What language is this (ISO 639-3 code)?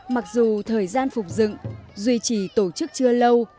vie